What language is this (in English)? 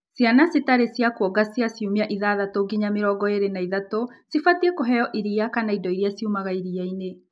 Kikuyu